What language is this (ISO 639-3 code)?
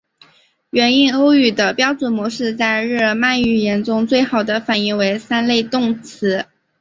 zho